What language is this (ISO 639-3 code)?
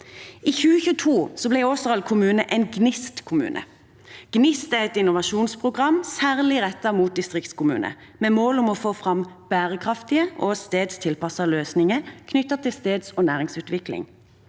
nor